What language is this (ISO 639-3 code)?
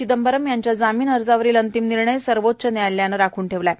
mar